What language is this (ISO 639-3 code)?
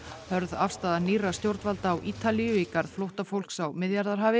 isl